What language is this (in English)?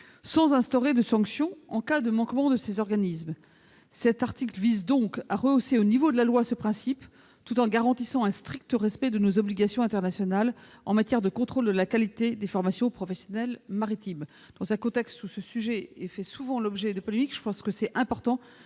French